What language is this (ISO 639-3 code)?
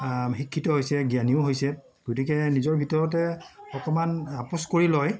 asm